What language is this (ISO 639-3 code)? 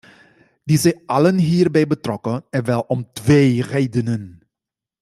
nld